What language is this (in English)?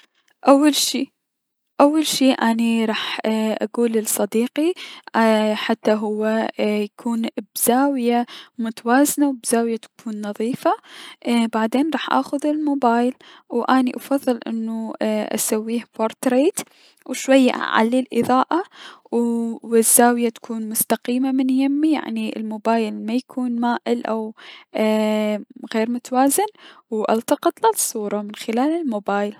Mesopotamian Arabic